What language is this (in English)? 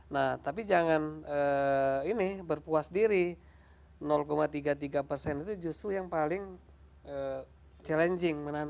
Indonesian